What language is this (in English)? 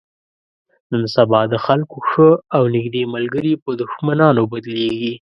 Pashto